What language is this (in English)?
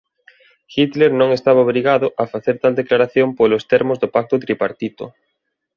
Galician